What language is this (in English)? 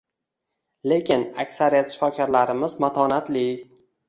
Uzbek